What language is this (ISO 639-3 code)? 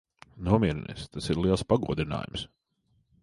lav